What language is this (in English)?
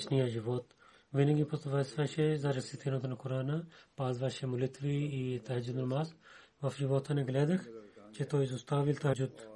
Bulgarian